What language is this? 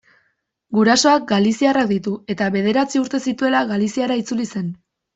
Basque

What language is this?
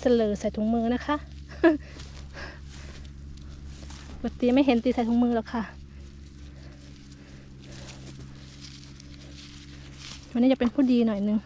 Thai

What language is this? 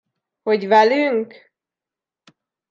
Hungarian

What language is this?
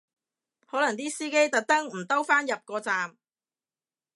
Cantonese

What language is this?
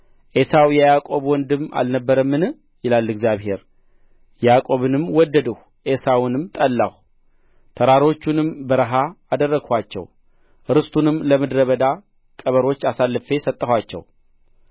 Amharic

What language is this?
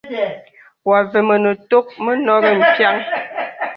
Bebele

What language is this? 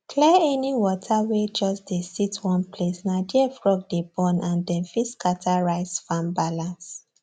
Nigerian Pidgin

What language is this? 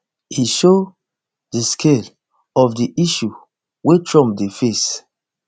Nigerian Pidgin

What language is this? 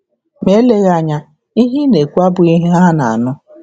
Igbo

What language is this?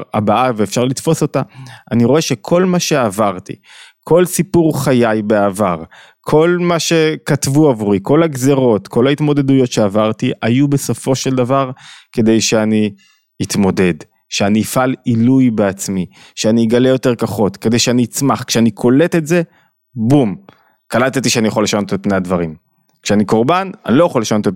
Hebrew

